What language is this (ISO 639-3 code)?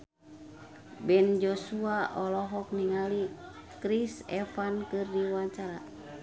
sun